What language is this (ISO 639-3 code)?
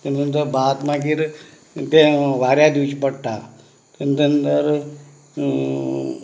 kok